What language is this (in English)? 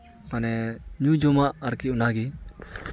Santali